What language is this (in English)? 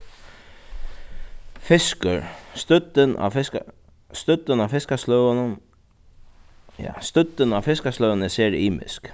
Faroese